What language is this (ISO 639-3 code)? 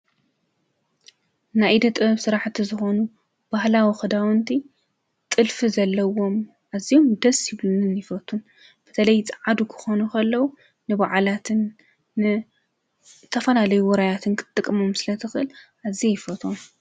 tir